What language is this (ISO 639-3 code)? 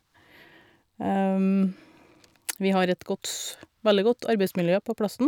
nor